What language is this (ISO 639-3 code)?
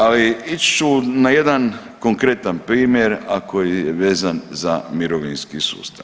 hrv